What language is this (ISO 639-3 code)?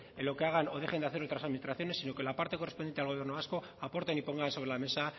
spa